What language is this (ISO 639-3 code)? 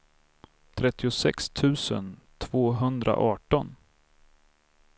swe